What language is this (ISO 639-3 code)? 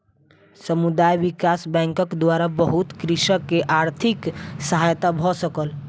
mai